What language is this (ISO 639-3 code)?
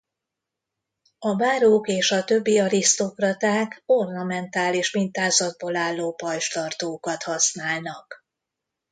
hun